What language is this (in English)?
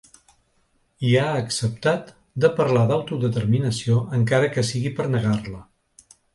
Catalan